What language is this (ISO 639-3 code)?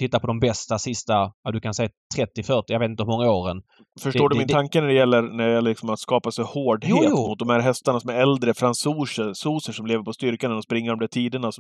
swe